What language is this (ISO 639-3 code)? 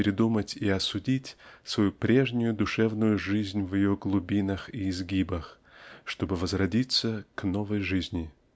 rus